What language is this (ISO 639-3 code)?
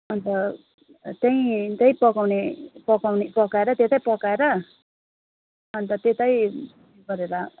nep